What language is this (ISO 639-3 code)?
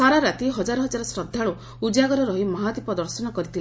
ori